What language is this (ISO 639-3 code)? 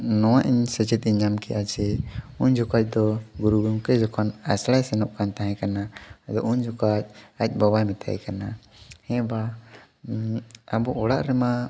sat